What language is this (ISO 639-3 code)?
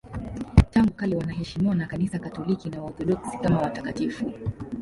swa